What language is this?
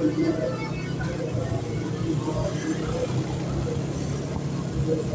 Thai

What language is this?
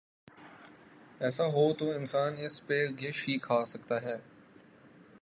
Urdu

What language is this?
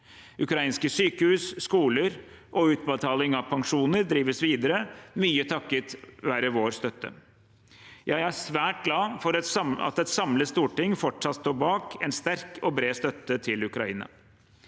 Norwegian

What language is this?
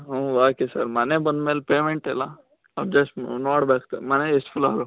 Kannada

